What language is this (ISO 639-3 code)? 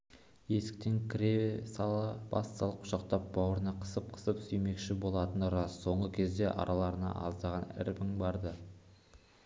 kaz